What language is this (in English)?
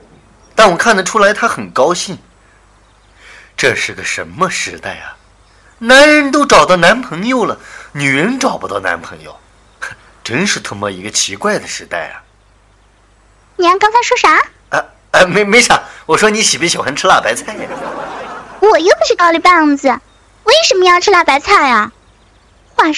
Chinese